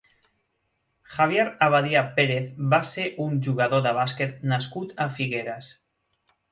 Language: Catalan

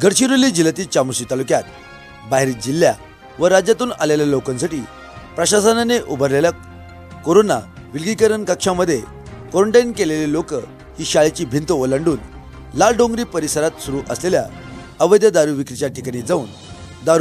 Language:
Hindi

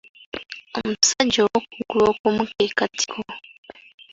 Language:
Ganda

